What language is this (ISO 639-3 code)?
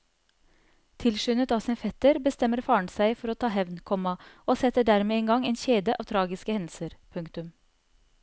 nor